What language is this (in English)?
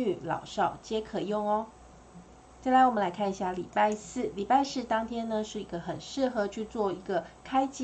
Chinese